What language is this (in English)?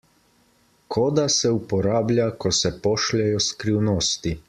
Slovenian